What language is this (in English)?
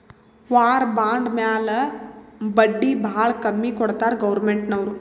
Kannada